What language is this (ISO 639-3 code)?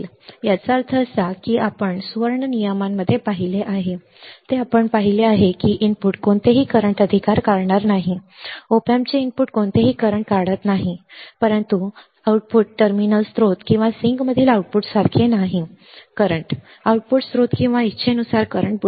mar